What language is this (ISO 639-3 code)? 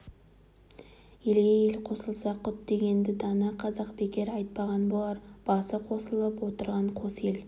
kaz